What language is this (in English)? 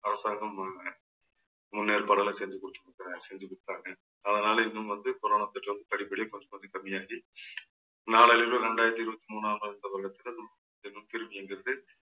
Tamil